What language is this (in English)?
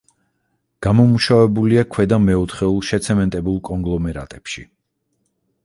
Georgian